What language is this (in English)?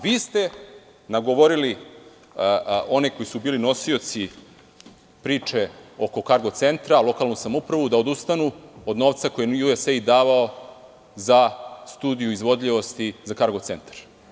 Serbian